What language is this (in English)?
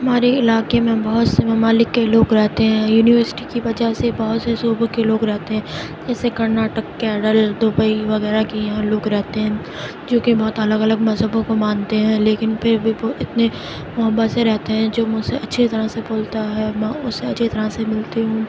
Urdu